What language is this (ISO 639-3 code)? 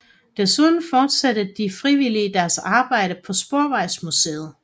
dan